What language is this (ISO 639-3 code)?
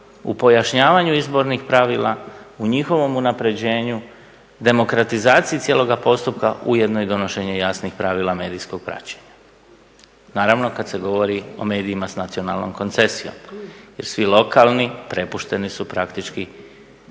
hrv